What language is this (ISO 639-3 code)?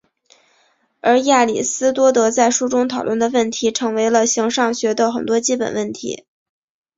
zho